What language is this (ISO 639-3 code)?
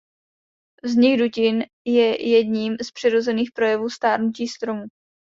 ces